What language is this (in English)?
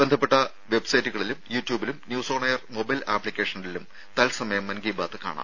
Malayalam